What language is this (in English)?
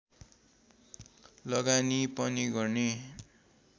Nepali